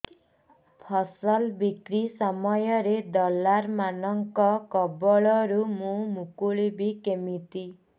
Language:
Odia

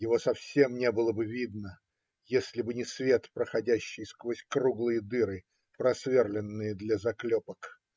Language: Russian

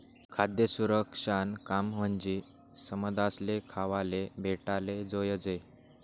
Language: Marathi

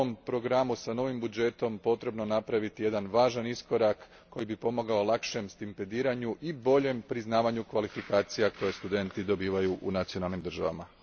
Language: Croatian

